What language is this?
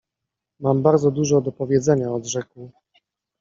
Polish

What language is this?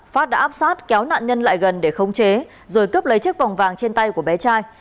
Vietnamese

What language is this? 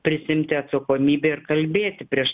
Lithuanian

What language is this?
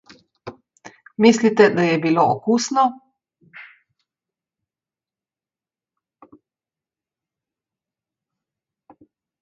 Slovenian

